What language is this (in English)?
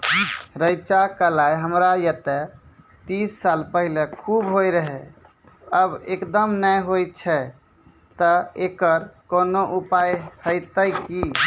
Maithili